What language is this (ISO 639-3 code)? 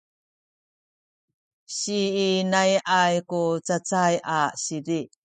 szy